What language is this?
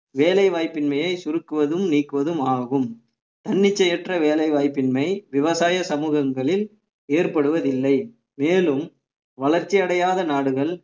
Tamil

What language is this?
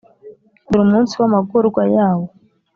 Kinyarwanda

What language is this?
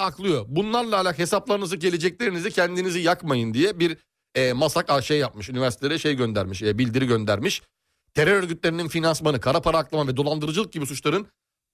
Turkish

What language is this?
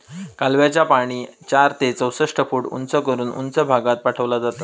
Marathi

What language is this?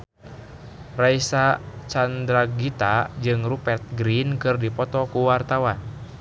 Sundanese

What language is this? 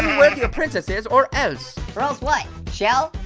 English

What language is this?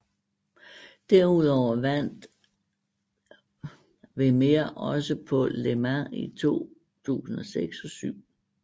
Danish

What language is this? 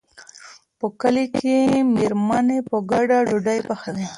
Pashto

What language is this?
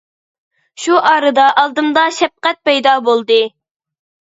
Uyghur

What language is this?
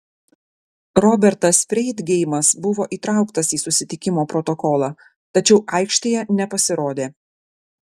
Lithuanian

